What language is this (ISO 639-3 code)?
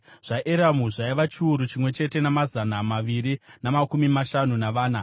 sna